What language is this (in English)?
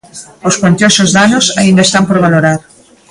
Galician